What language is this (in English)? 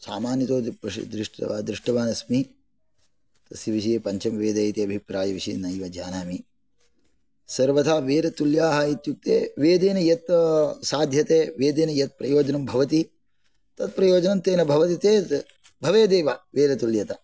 Sanskrit